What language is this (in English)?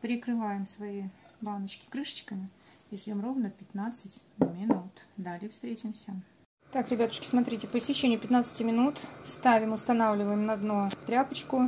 Russian